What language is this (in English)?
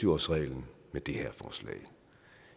Danish